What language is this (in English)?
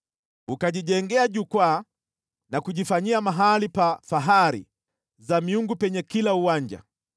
Swahili